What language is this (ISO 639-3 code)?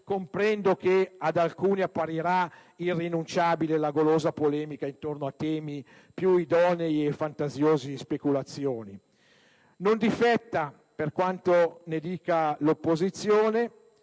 ita